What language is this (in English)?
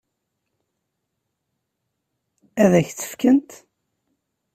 Kabyle